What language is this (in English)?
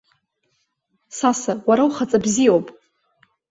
Abkhazian